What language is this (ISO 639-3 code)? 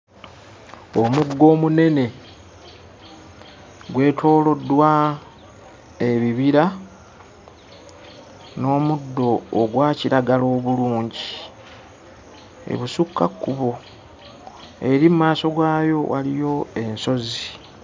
lug